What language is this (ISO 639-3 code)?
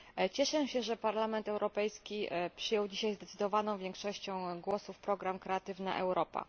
pol